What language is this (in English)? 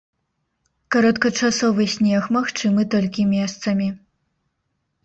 Belarusian